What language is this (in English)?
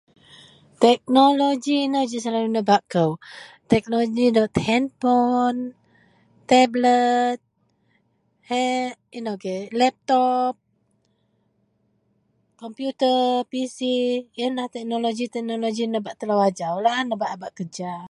Central Melanau